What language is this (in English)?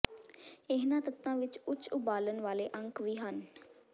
Punjabi